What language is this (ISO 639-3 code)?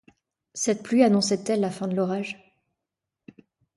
fra